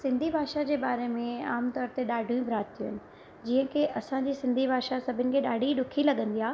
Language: Sindhi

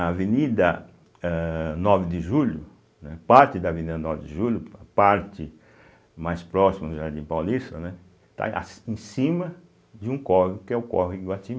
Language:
Portuguese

